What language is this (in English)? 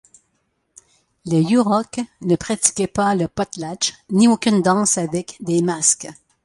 French